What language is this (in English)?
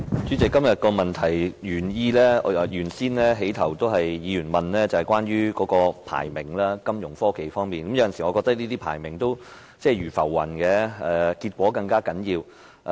Cantonese